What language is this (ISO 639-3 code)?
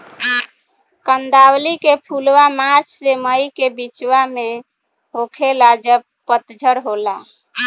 bho